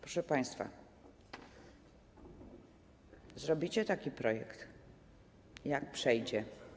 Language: Polish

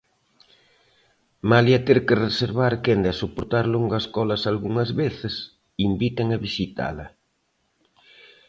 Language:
Galician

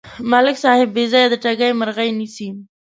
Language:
Pashto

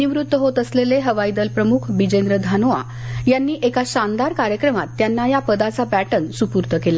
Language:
Marathi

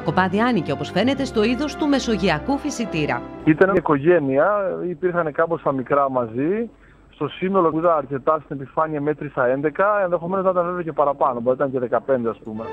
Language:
Greek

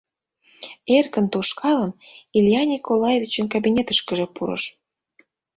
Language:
Mari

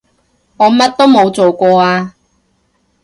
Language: Cantonese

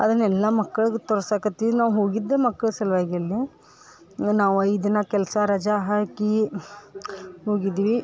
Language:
Kannada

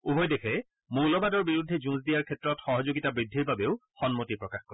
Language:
Assamese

